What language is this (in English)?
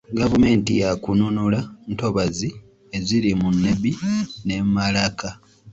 Ganda